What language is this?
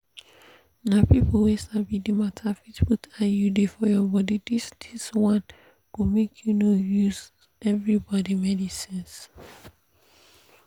Nigerian Pidgin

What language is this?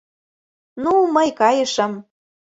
Mari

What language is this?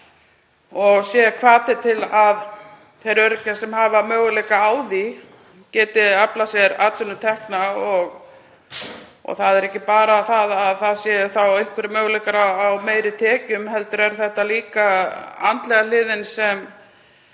Icelandic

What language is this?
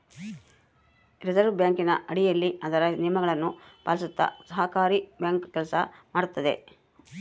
Kannada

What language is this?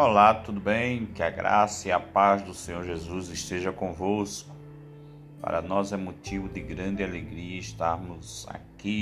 Portuguese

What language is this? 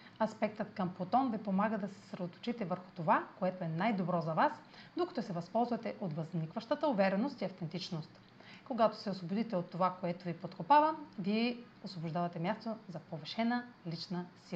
Bulgarian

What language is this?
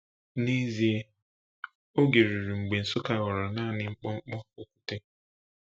Igbo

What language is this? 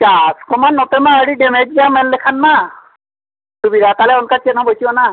Santali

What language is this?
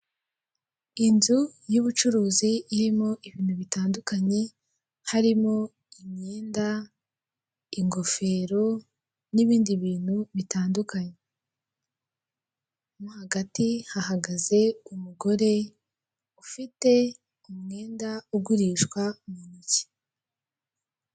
Kinyarwanda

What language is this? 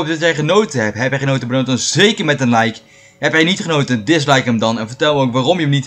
Dutch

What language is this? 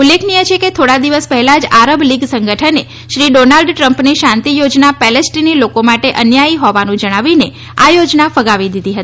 Gujarati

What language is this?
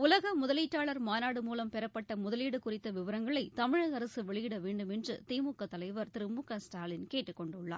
Tamil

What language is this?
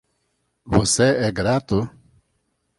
Portuguese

